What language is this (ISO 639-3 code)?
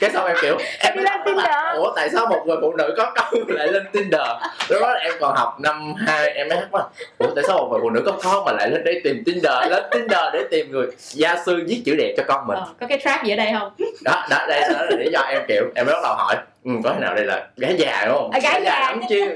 vie